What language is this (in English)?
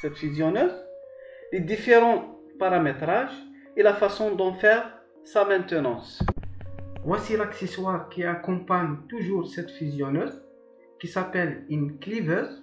French